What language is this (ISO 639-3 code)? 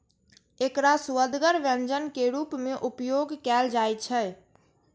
mai